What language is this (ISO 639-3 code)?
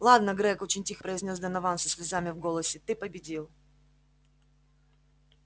rus